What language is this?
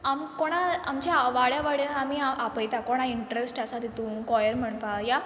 Konkani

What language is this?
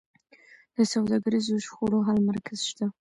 Pashto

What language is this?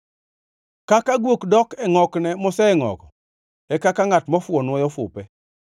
Luo (Kenya and Tanzania)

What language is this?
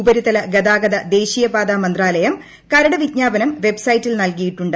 Malayalam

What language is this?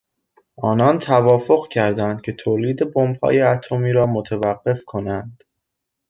Persian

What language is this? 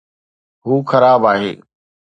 Sindhi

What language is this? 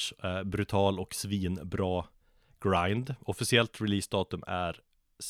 Swedish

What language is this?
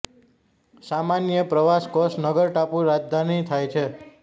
Gujarati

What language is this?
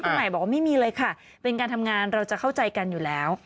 Thai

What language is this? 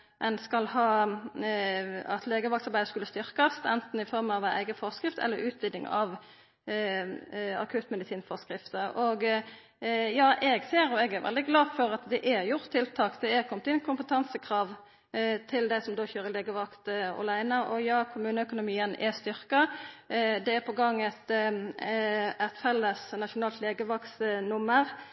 Norwegian Nynorsk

